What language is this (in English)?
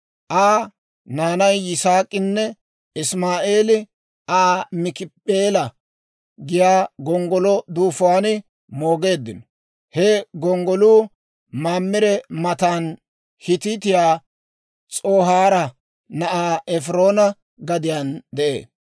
Dawro